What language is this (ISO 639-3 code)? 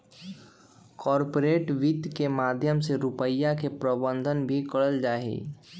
mag